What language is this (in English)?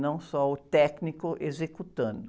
Portuguese